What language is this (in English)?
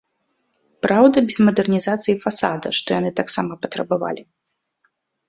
Belarusian